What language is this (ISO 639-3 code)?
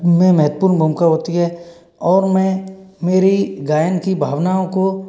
hin